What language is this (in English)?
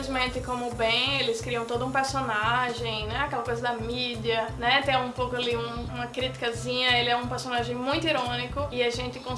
Portuguese